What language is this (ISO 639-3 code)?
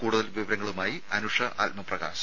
mal